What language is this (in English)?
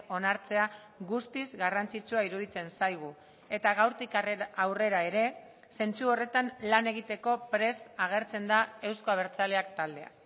Basque